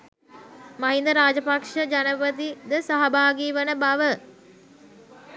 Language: Sinhala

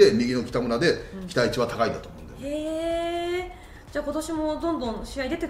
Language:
Japanese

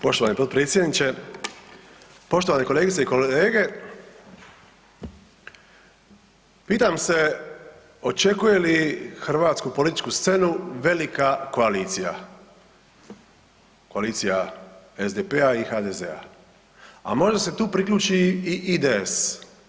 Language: Croatian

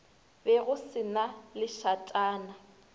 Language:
Northern Sotho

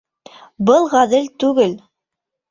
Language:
Bashkir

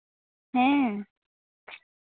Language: Santali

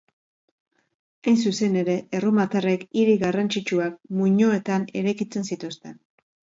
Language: Basque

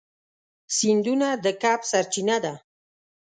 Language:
Pashto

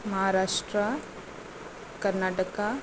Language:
Konkani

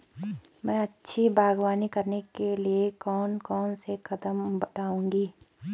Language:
Hindi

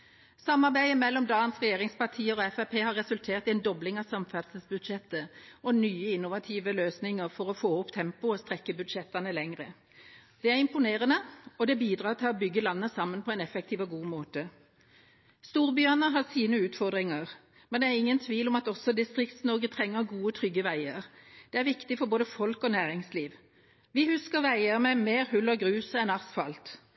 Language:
Norwegian Bokmål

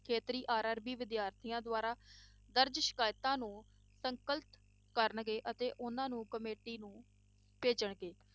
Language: Punjabi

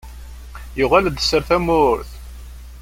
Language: Kabyle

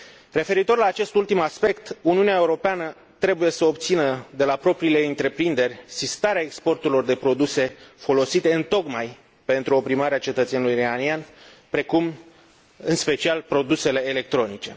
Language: Romanian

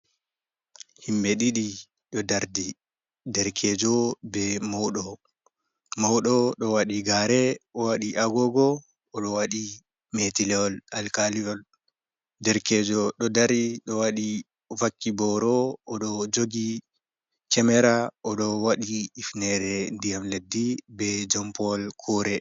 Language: Fula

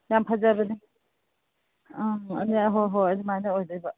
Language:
Manipuri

